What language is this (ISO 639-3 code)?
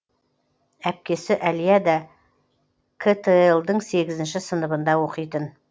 kaz